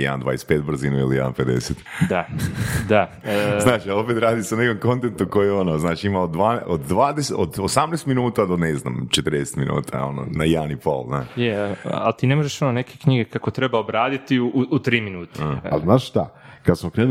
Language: Croatian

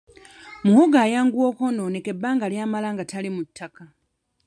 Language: Ganda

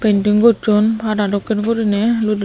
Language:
Chakma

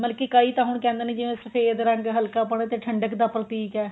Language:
Punjabi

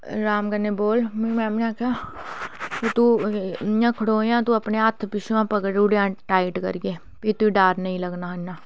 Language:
Dogri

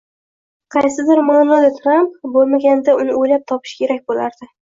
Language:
Uzbek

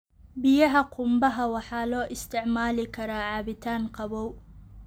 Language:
Somali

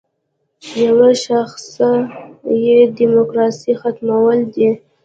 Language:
Pashto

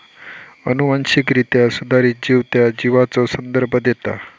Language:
Marathi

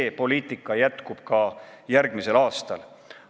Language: Estonian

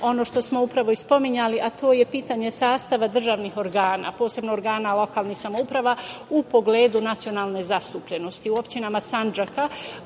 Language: Serbian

